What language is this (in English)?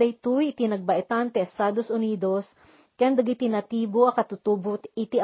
Filipino